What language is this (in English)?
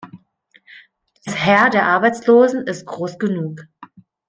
German